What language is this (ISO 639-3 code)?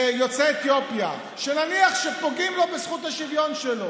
heb